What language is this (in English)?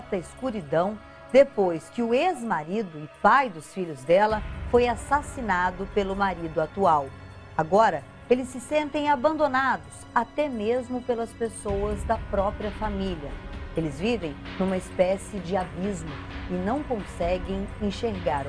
Portuguese